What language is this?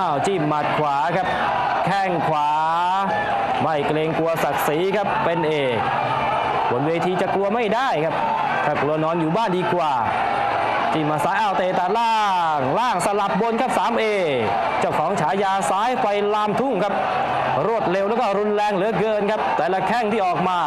Thai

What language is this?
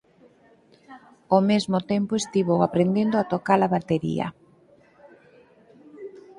Galician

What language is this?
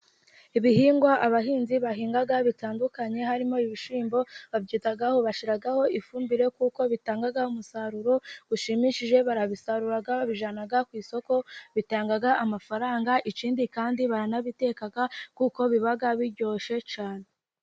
Kinyarwanda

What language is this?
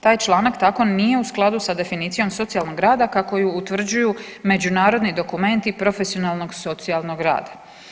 Croatian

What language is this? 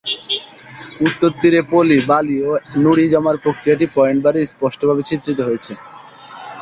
Bangla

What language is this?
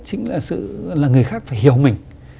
Vietnamese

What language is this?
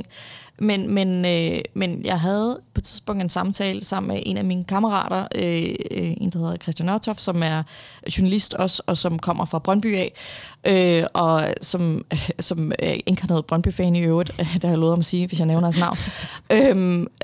Danish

